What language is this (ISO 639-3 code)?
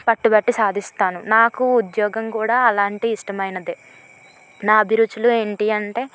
tel